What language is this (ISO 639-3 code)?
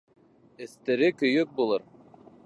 bak